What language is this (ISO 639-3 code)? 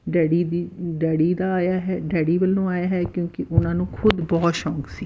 pan